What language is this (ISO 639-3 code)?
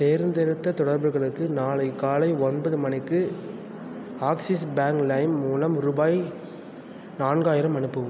tam